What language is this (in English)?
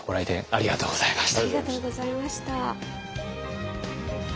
Japanese